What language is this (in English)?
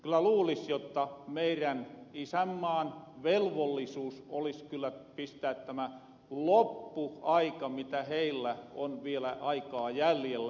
Finnish